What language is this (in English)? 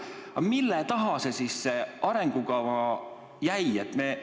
Estonian